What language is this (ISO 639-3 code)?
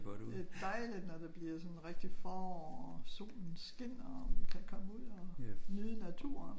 dan